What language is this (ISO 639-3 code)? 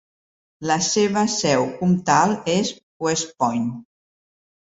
cat